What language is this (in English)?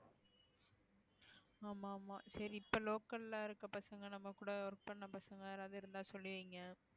Tamil